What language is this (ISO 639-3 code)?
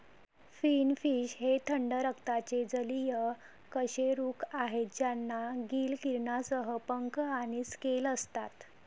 mar